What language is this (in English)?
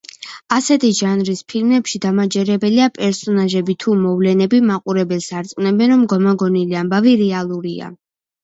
Georgian